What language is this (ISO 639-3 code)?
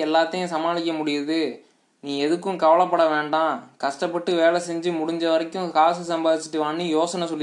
tam